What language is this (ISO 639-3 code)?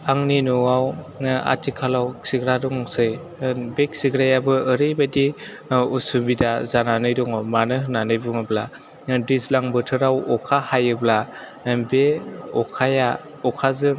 brx